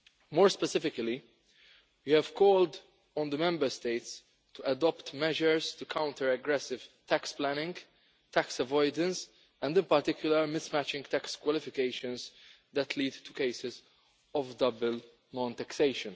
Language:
English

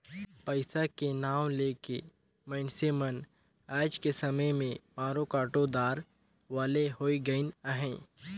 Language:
Chhattisgarhi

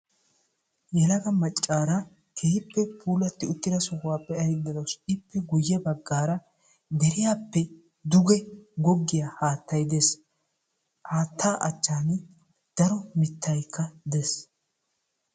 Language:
Wolaytta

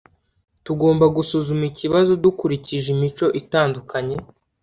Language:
Kinyarwanda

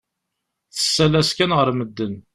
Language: Kabyle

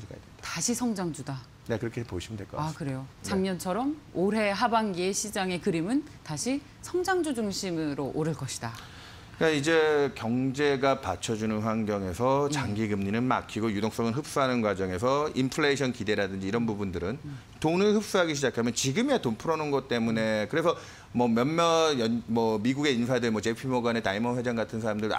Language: Korean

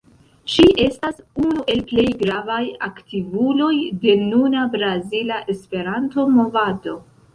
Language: Esperanto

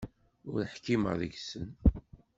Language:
Kabyle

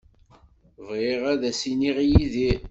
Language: Kabyle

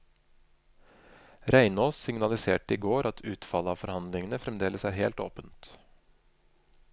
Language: Norwegian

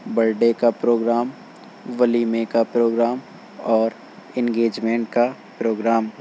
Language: Urdu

